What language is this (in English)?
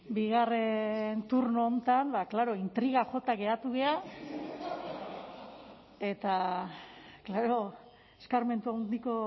Basque